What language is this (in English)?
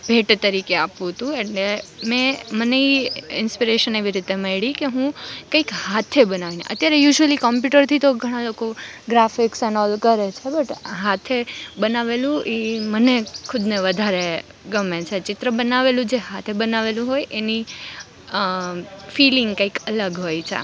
Gujarati